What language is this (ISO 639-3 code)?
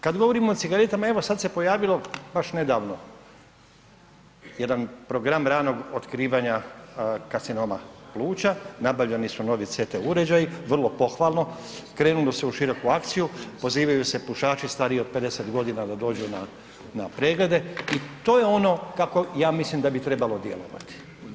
hrv